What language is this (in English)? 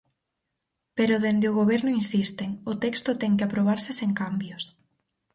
Galician